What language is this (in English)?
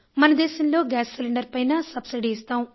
Telugu